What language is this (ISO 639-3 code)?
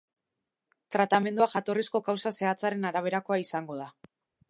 eus